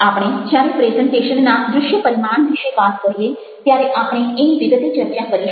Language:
Gujarati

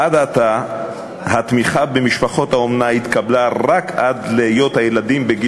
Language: Hebrew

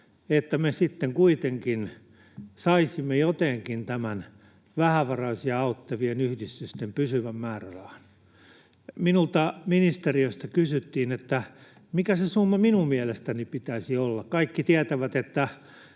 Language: Finnish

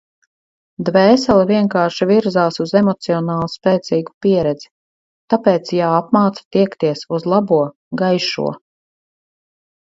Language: Latvian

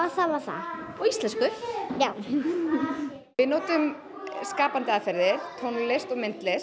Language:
Icelandic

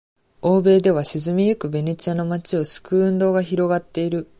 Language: Japanese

